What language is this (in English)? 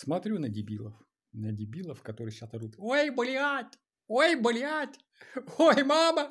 Russian